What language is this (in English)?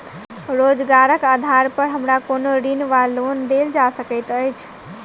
Maithili